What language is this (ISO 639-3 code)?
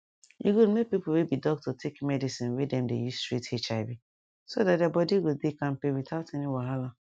pcm